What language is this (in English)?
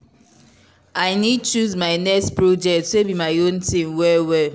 Nigerian Pidgin